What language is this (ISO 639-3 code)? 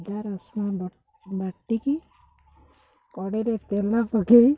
ori